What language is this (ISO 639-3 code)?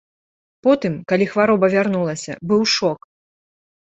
bel